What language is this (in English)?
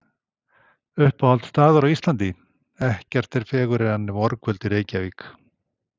Icelandic